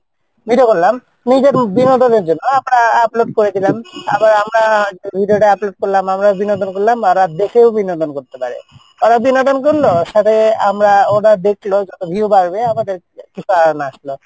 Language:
Bangla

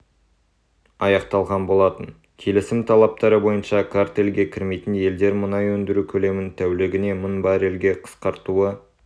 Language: Kazakh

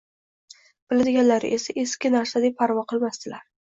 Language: Uzbek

